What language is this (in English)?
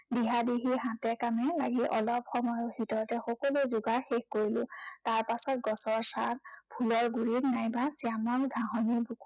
Assamese